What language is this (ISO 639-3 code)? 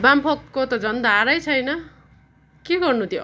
nep